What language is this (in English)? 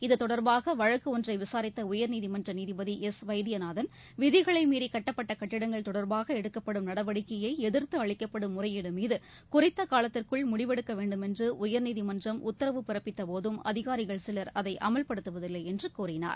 Tamil